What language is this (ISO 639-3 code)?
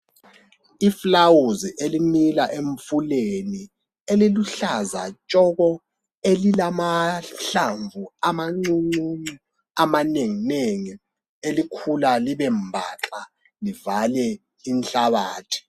nde